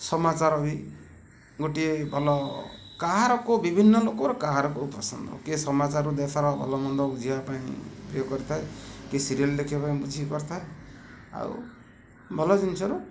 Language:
Odia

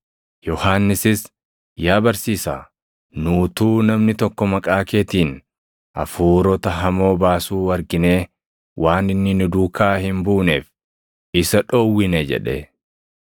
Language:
Oromo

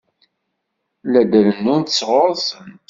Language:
Kabyle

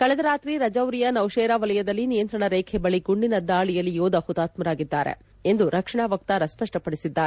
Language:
Kannada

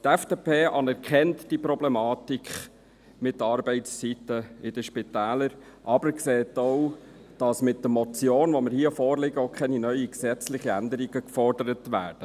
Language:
Swiss German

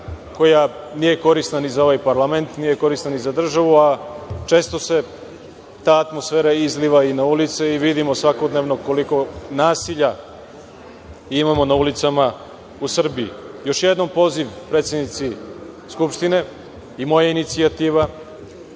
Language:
Serbian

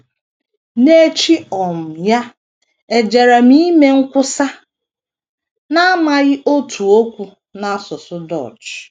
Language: Igbo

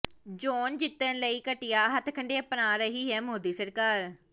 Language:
Punjabi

